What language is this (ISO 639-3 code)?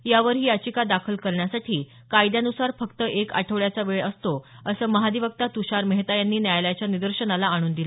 mar